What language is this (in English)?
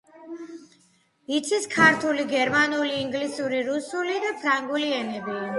Georgian